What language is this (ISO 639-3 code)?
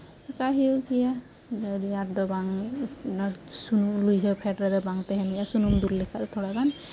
sat